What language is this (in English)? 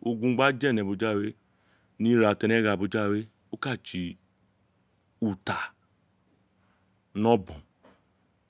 Isekiri